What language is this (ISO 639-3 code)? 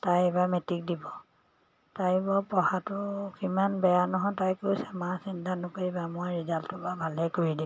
asm